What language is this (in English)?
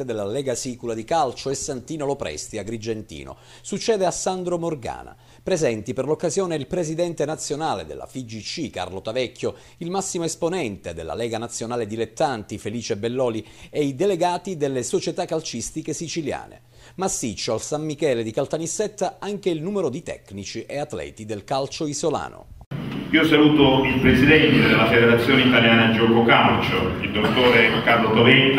Italian